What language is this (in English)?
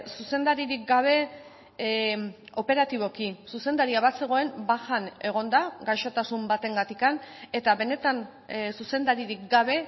Basque